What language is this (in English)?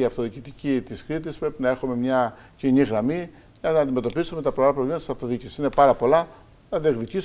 Greek